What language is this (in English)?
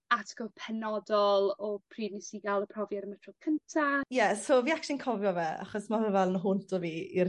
Welsh